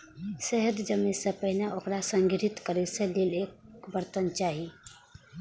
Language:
Maithili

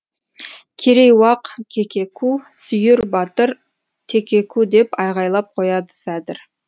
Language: Kazakh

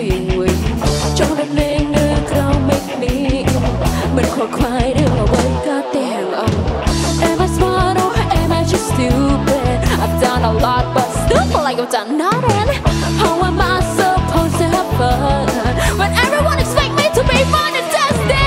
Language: English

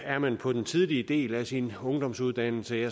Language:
Danish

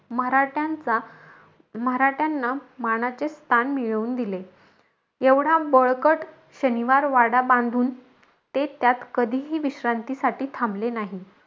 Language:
Marathi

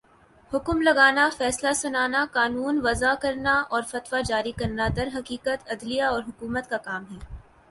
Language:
Urdu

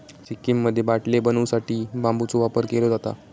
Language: Marathi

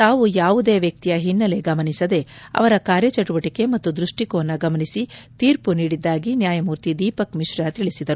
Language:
Kannada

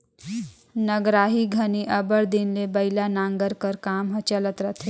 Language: Chhattisgarhi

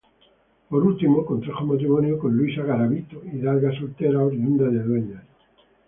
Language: Spanish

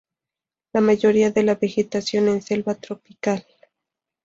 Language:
Spanish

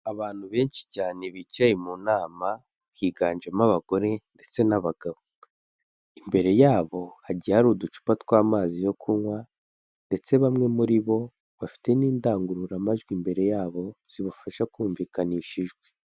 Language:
Kinyarwanda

